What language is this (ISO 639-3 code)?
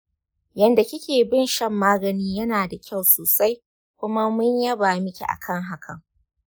hau